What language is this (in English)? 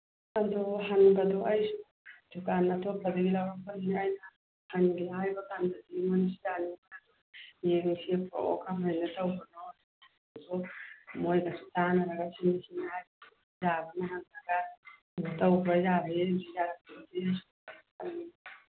Manipuri